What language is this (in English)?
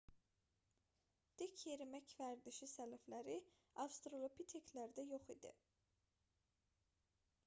Azerbaijani